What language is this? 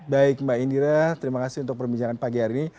Indonesian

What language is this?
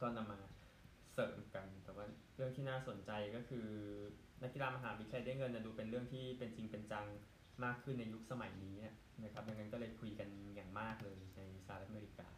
Thai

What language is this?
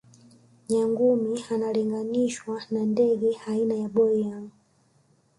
Swahili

